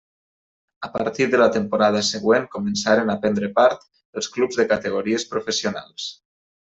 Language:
Catalan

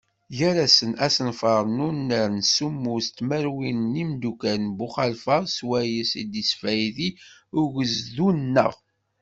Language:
Kabyle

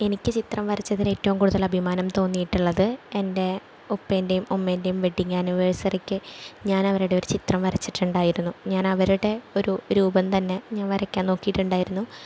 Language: Malayalam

